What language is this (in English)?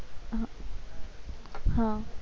Gujarati